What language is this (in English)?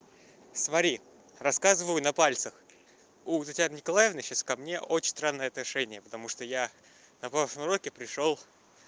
Russian